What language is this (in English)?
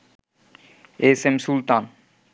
Bangla